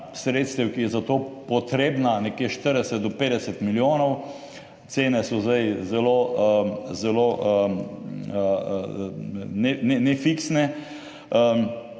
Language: Slovenian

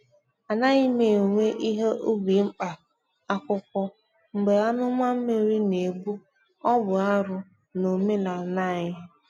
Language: Igbo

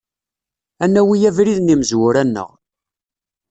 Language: Kabyle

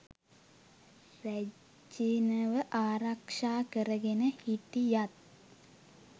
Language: Sinhala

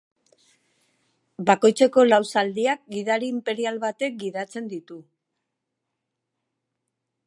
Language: Basque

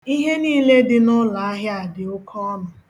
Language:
Igbo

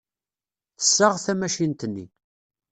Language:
Kabyle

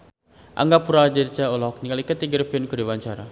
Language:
Sundanese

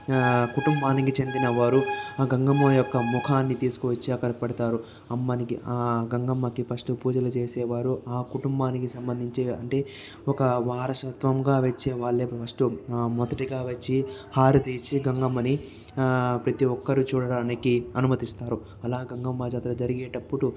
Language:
Telugu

